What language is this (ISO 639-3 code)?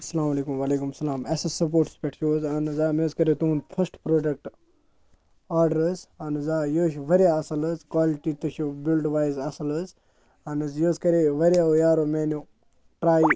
kas